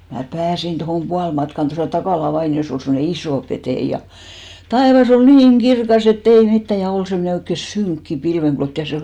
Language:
Finnish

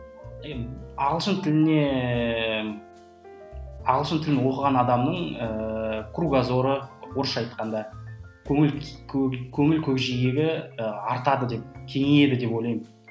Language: Kazakh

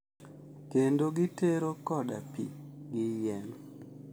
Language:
Luo (Kenya and Tanzania)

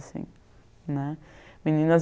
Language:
Portuguese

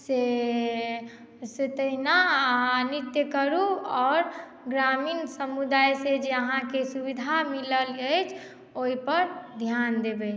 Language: Maithili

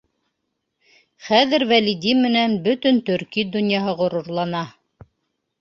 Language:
Bashkir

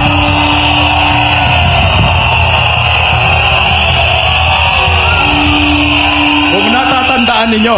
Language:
Filipino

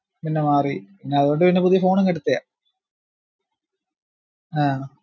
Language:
Malayalam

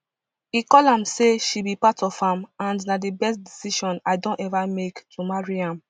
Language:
Nigerian Pidgin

